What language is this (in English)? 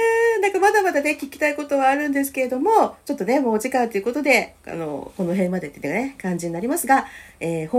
Japanese